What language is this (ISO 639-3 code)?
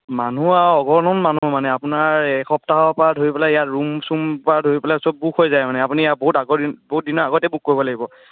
asm